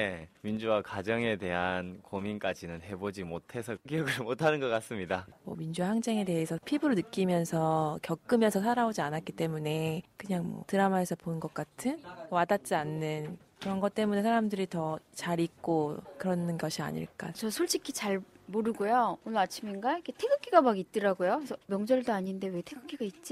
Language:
Korean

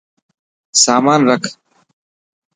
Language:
Dhatki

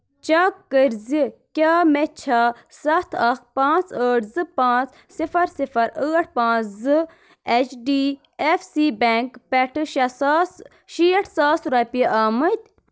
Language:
Kashmiri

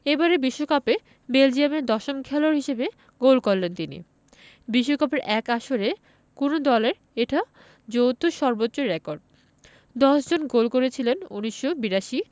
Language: Bangla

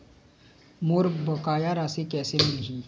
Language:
Chhattisgarhi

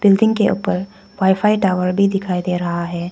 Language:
Hindi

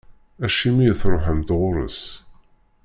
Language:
Kabyle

